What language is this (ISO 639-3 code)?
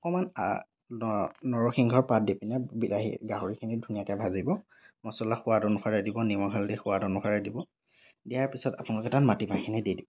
asm